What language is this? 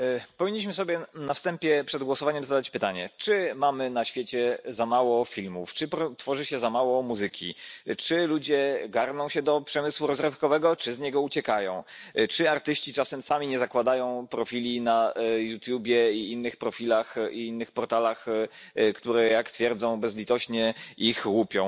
Polish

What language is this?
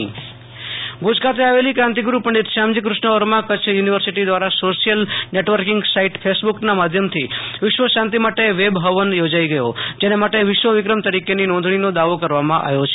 Gujarati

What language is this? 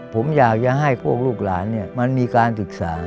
Thai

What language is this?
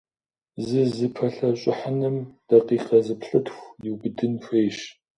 Kabardian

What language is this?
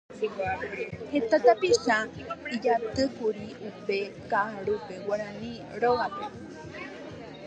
Guarani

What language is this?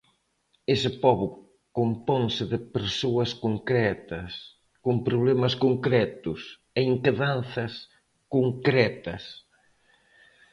Galician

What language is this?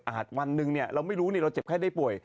Thai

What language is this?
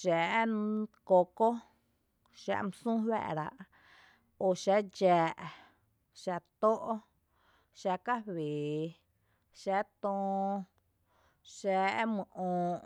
Tepinapa Chinantec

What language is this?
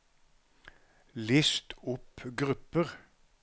Norwegian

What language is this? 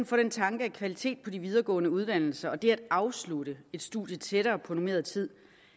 Danish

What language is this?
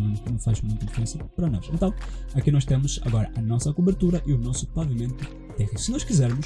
Portuguese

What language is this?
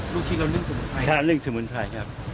Thai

